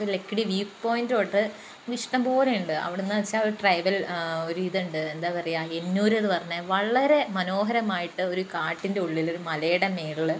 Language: Malayalam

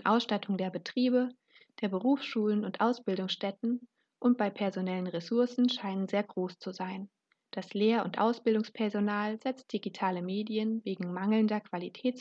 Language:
German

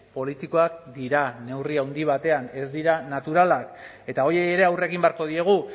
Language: Basque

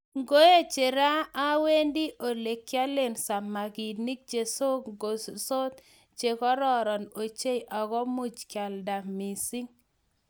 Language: Kalenjin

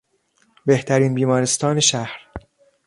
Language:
Persian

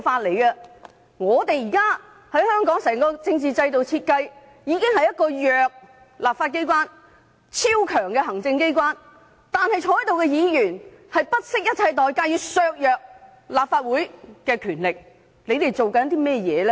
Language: Cantonese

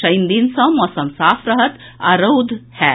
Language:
Maithili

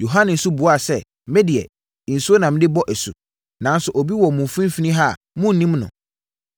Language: Akan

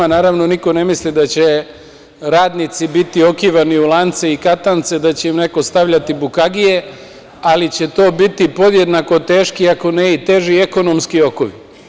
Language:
Serbian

